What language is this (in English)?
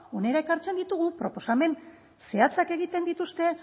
Basque